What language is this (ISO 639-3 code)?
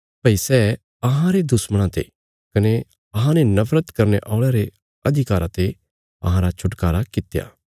kfs